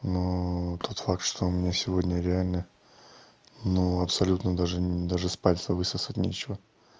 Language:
Russian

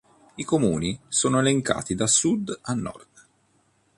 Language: Italian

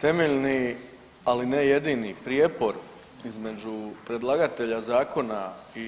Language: Croatian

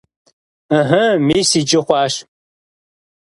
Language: Kabardian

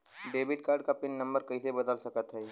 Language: Bhojpuri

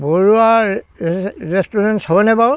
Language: Assamese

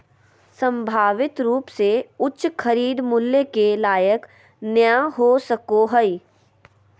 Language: Magahi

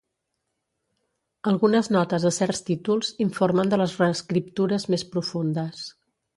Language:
Catalan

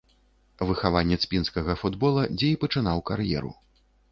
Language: Belarusian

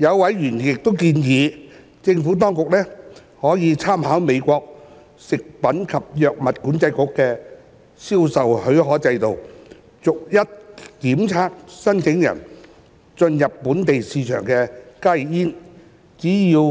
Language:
Cantonese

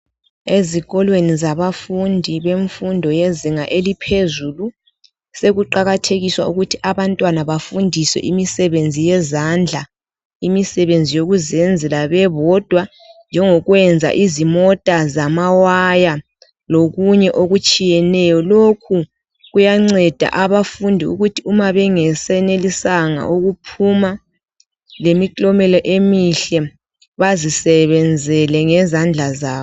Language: North Ndebele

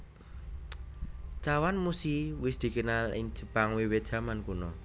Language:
Javanese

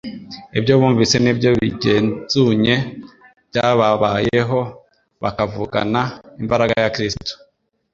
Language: Kinyarwanda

